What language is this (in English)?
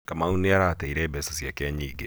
Kikuyu